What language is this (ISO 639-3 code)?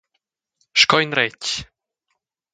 roh